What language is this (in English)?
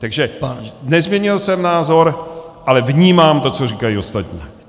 Czech